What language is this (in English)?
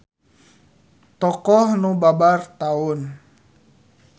Sundanese